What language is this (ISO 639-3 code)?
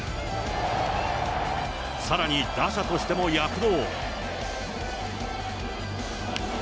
jpn